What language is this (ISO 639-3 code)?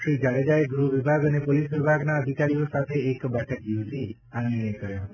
guj